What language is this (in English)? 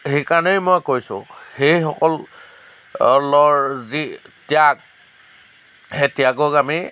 Assamese